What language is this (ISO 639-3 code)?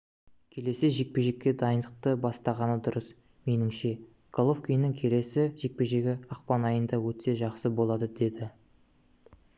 kaz